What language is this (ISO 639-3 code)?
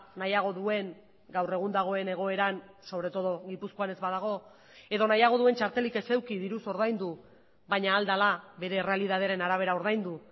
eus